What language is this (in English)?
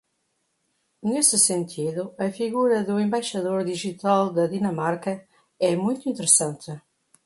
Portuguese